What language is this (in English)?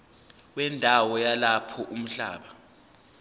Zulu